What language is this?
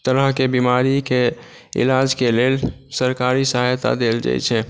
Maithili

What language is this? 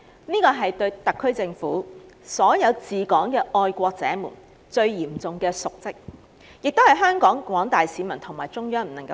Cantonese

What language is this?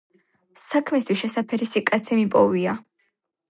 Georgian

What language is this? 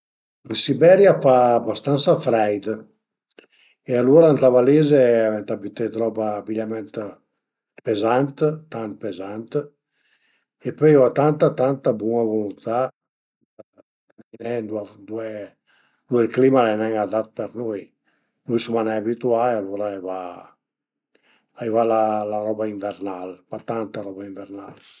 Piedmontese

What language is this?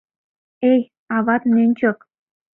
Mari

